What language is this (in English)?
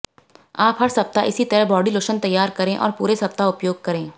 Hindi